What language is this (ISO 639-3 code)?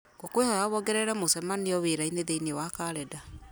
kik